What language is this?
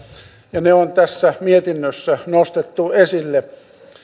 Finnish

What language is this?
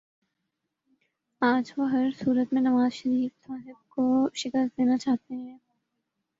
Urdu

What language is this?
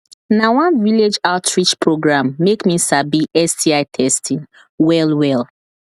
Nigerian Pidgin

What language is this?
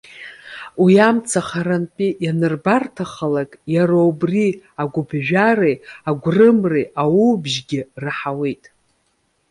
Abkhazian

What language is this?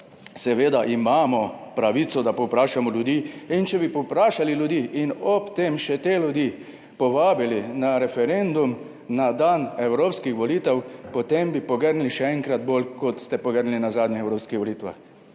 Slovenian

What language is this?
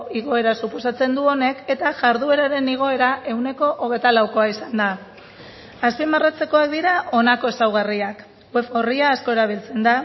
Basque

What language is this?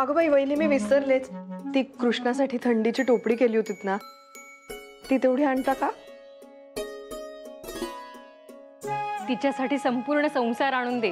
Hindi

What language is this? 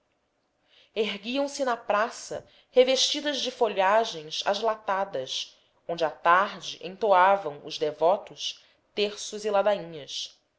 Portuguese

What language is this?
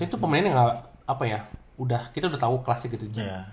Indonesian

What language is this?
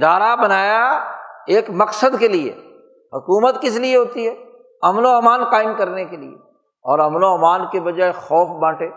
Urdu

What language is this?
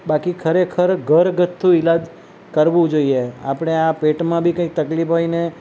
Gujarati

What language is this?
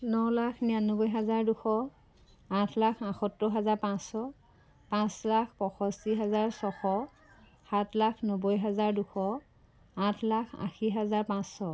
Assamese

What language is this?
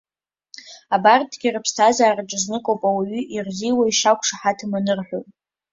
Abkhazian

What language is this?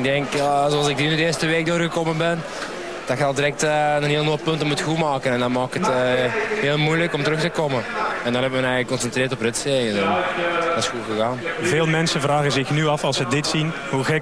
Dutch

